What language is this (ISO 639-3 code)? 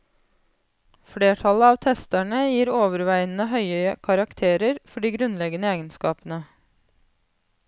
nor